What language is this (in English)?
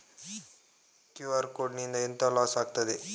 Kannada